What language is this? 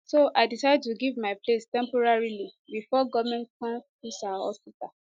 Nigerian Pidgin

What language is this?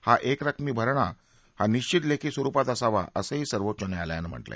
Marathi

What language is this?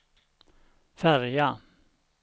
Swedish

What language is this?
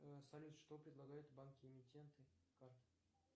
Russian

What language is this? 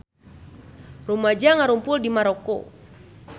Sundanese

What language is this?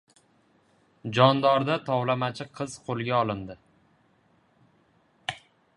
Uzbek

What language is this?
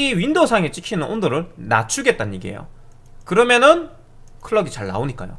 Korean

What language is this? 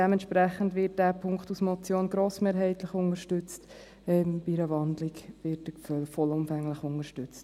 Swiss German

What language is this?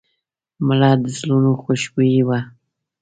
Pashto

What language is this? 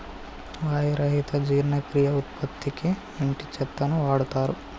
Telugu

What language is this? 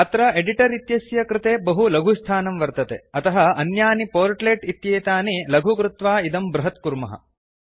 Sanskrit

